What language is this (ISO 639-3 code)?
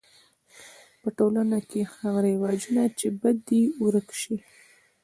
pus